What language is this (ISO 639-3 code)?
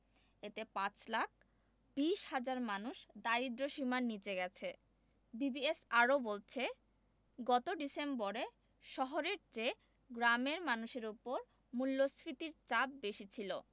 ben